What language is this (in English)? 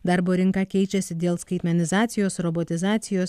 Lithuanian